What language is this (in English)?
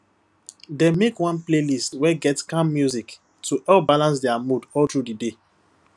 Nigerian Pidgin